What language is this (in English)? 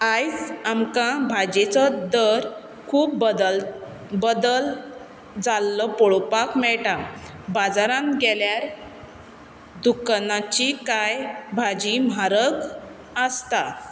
Konkani